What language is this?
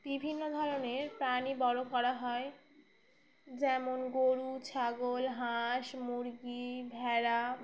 Bangla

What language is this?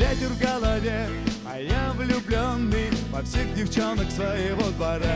Russian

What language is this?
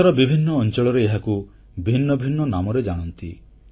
Odia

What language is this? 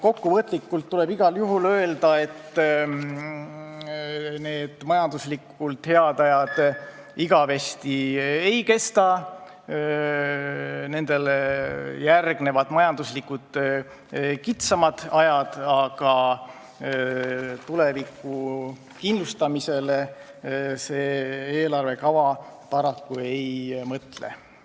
Estonian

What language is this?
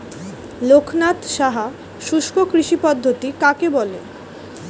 Bangla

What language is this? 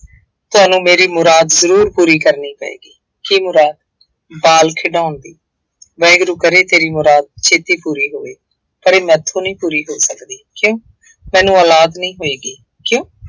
Punjabi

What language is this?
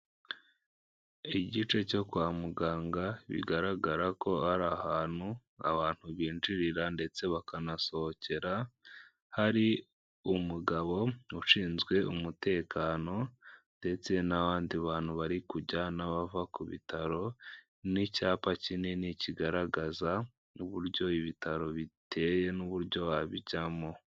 Kinyarwanda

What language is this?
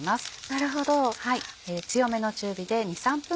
Japanese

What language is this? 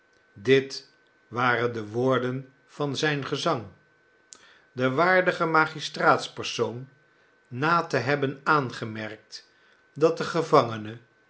Dutch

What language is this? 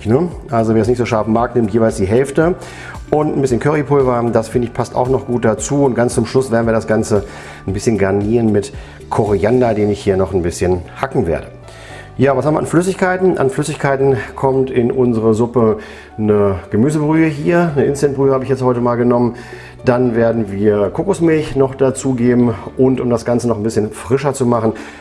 German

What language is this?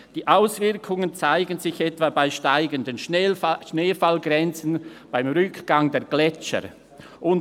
Swiss German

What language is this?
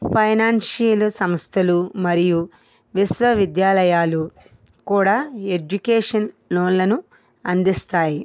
Telugu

